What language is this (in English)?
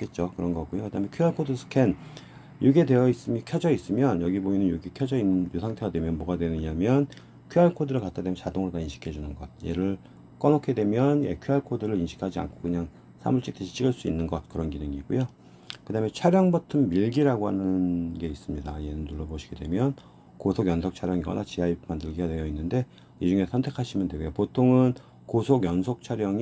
Korean